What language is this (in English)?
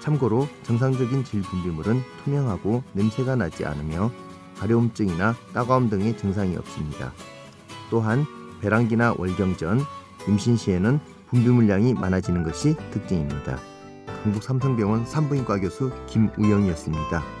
Korean